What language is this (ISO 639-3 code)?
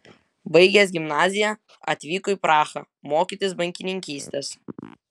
lit